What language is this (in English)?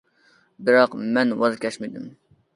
Uyghur